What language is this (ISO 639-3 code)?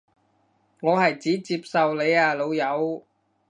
yue